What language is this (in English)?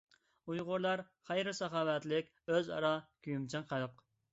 Uyghur